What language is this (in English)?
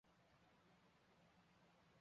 Chinese